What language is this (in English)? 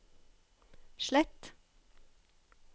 Norwegian